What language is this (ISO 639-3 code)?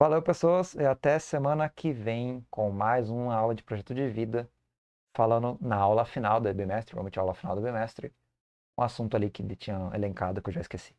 por